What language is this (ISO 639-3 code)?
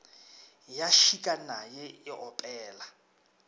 nso